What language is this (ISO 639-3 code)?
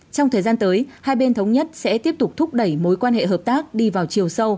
vie